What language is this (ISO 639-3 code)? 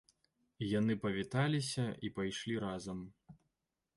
bel